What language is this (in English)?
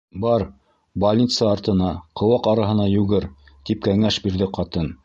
Bashkir